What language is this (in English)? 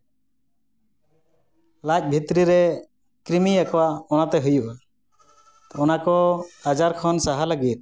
Santali